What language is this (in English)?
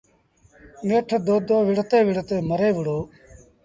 Sindhi Bhil